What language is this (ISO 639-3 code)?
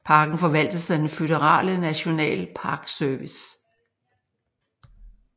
dan